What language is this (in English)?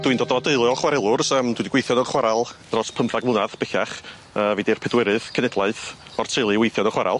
Welsh